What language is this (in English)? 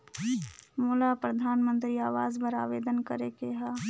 Chhattisgarhi